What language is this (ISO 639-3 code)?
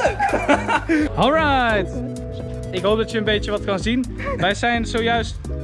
nld